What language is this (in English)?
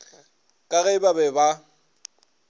Northern Sotho